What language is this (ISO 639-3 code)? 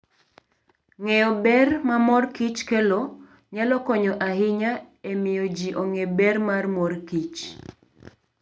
luo